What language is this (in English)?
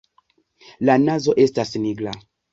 Esperanto